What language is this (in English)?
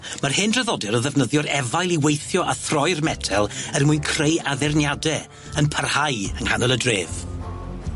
Welsh